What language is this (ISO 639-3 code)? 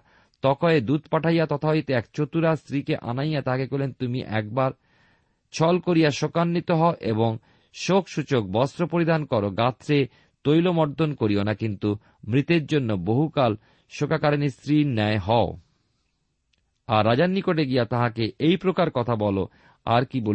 ben